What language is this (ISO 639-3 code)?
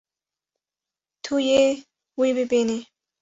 kur